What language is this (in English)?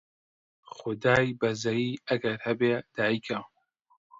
Central Kurdish